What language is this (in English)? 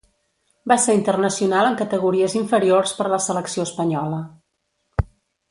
Catalan